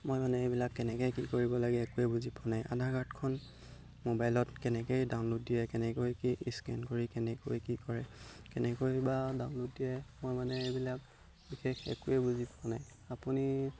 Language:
Assamese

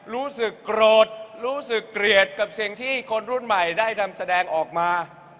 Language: Thai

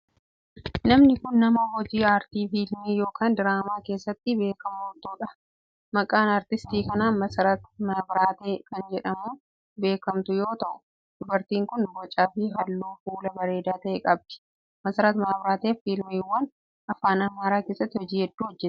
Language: Oromo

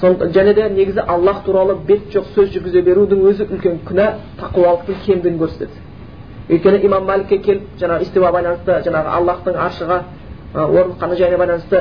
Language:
Bulgarian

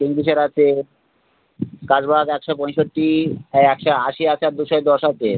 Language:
Bangla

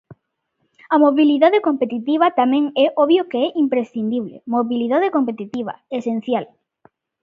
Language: Galician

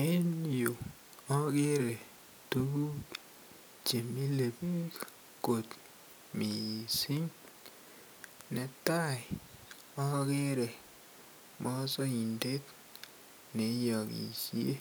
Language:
Kalenjin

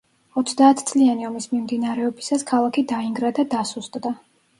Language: Georgian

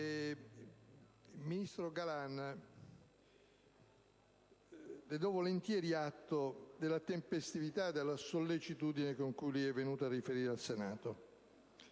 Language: Italian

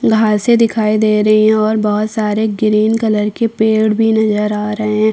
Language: Hindi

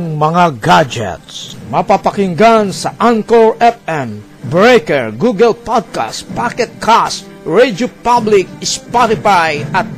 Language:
Filipino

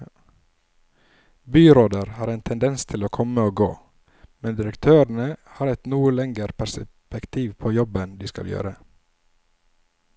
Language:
Norwegian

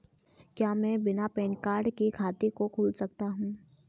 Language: Hindi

